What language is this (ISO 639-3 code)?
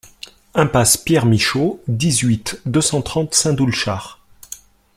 fra